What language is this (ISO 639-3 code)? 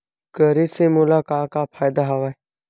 hne